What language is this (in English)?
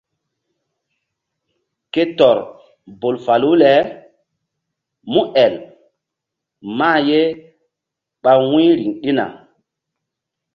Mbum